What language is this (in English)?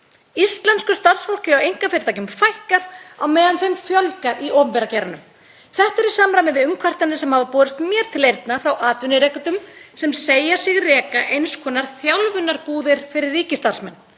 Icelandic